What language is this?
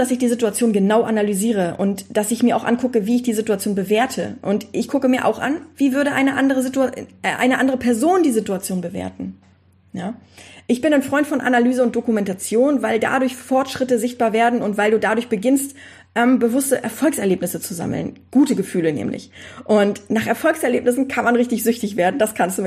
German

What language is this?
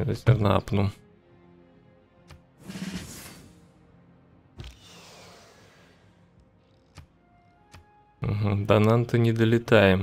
Russian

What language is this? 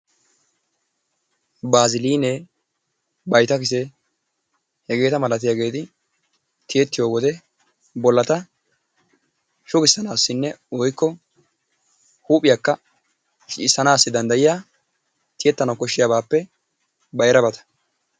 Wolaytta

